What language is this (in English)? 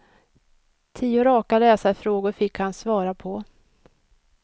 Swedish